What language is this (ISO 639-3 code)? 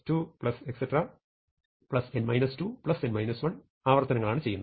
mal